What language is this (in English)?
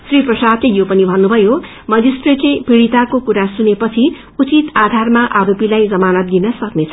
Nepali